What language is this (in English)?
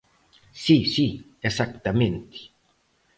Galician